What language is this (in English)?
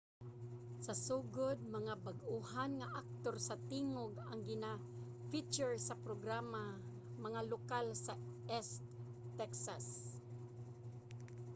Cebuano